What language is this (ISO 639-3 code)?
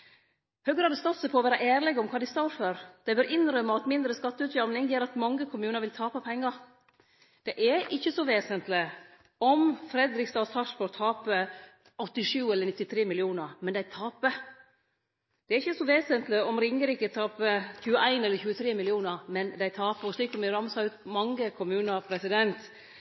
nno